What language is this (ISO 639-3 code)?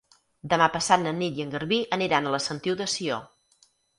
cat